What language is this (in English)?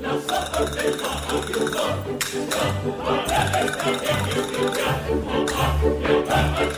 Italian